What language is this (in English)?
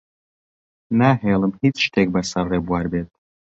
Central Kurdish